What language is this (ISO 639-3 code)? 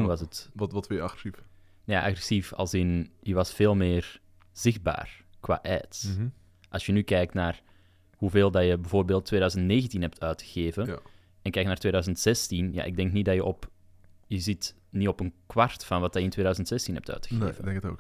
nld